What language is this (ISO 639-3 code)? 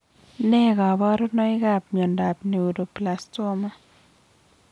kln